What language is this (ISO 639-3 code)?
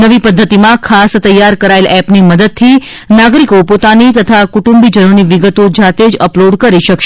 guj